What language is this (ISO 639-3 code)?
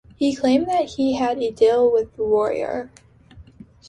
eng